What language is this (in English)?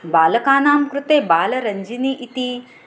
Sanskrit